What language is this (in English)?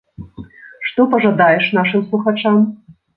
Belarusian